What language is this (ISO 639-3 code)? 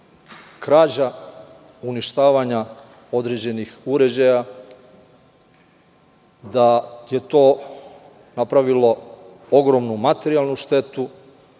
srp